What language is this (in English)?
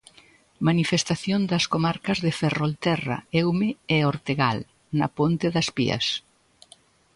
Galician